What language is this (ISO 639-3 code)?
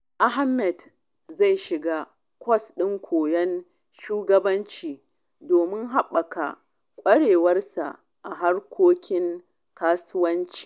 hau